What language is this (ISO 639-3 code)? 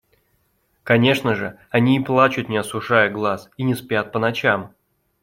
rus